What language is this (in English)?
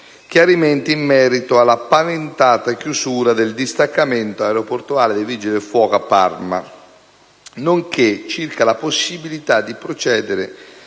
Italian